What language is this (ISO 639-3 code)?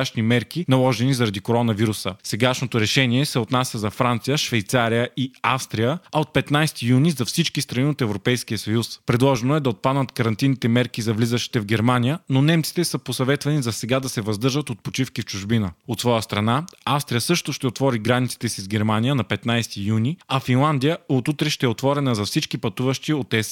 bul